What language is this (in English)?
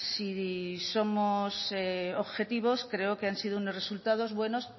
Spanish